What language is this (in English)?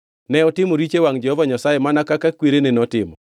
Luo (Kenya and Tanzania)